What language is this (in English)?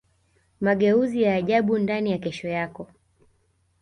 Swahili